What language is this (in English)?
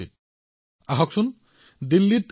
Assamese